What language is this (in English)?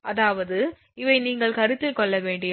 Tamil